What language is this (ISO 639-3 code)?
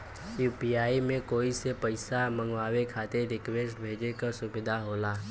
bho